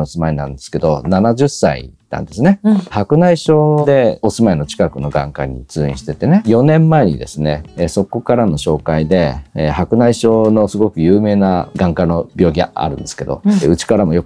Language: Japanese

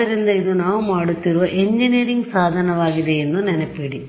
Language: Kannada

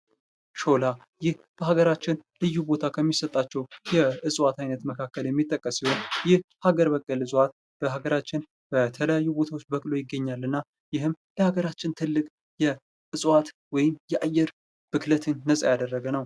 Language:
Amharic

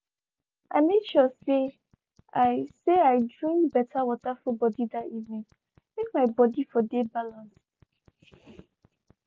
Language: Nigerian Pidgin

